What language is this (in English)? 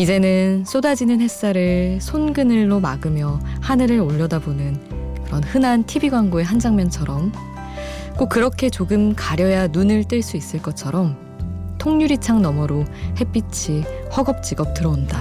Korean